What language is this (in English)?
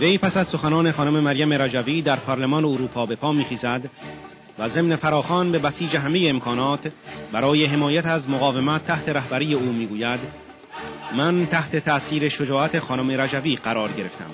Persian